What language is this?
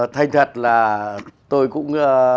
Vietnamese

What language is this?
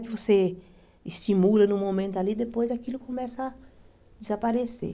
Portuguese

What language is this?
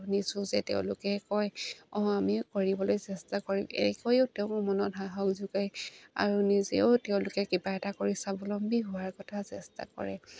Assamese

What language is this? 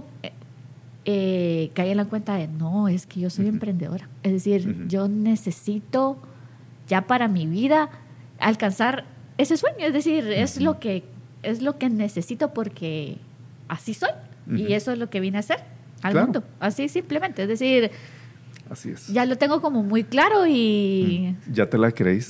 Spanish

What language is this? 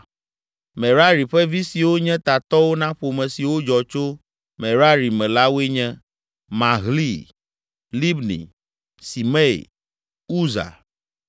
Ewe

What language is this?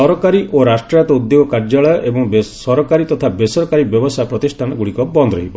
Odia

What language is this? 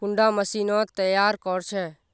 Magahi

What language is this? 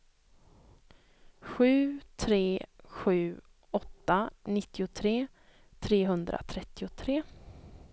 Swedish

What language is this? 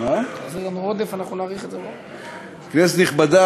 Hebrew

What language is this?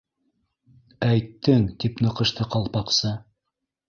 Bashkir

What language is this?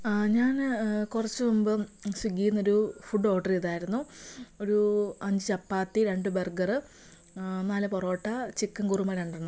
Malayalam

